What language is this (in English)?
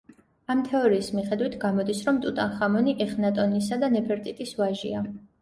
Georgian